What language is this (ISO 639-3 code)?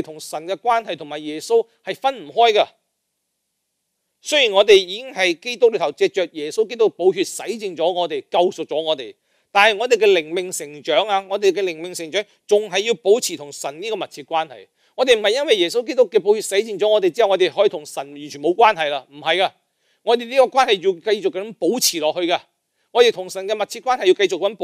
zho